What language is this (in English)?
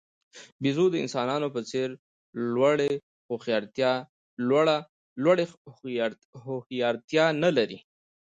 Pashto